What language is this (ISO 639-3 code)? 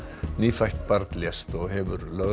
isl